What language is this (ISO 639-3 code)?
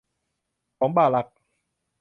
tha